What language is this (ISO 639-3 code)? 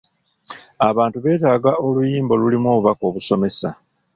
lug